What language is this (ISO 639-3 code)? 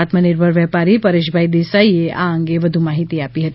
guj